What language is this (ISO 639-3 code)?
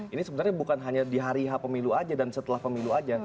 ind